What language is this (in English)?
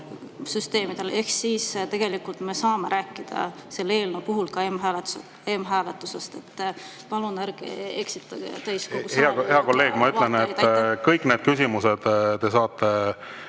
Estonian